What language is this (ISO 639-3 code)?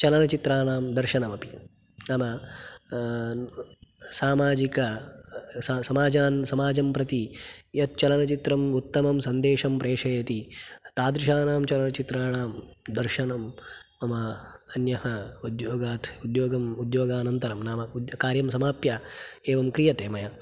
san